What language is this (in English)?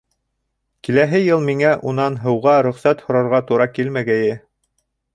Bashkir